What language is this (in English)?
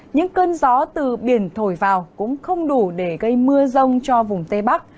Vietnamese